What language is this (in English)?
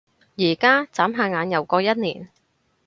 Cantonese